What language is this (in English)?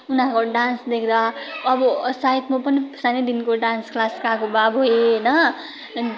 Nepali